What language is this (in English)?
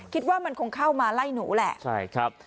Thai